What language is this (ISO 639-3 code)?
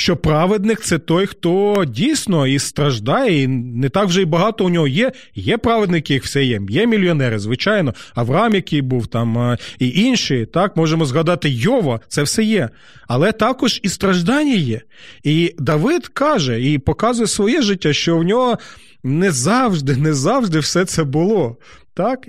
ukr